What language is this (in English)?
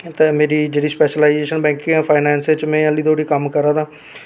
Dogri